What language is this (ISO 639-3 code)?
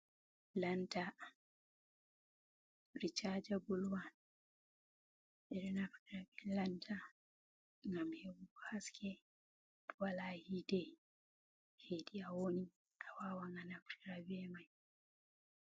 ful